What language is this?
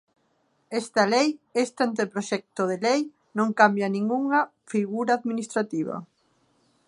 Galician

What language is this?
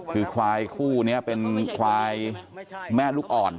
Thai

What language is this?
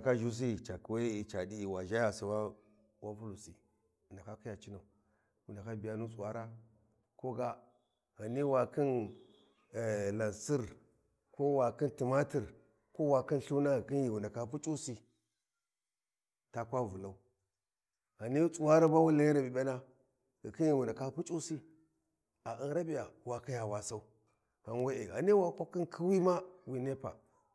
Warji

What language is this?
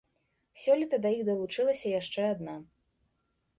Belarusian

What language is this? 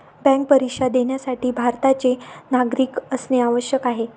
Marathi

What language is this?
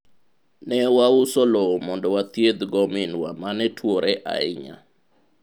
Luo (Kenya and Tanzania)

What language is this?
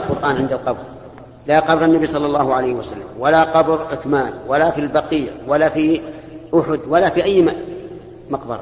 Arabic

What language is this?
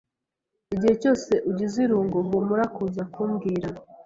Kinyarwanda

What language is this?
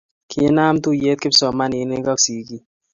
Kalenjin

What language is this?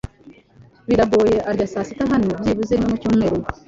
Kinyarwanda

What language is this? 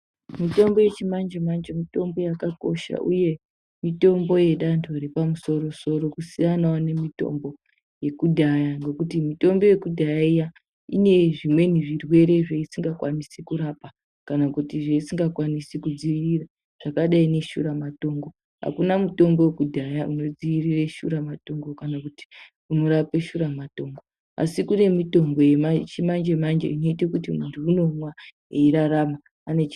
Ndau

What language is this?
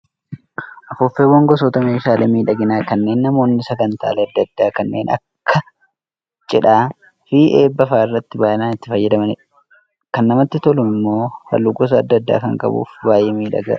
Oromo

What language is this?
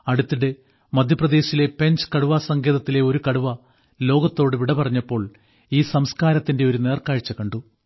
Malayalam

